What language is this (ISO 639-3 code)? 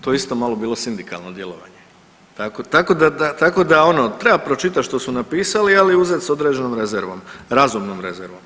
hrv